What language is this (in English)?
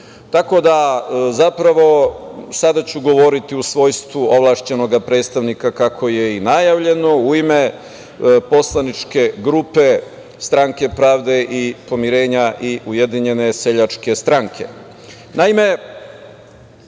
Serbian